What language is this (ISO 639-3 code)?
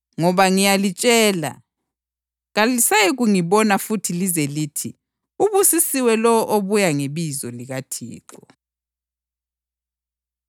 nde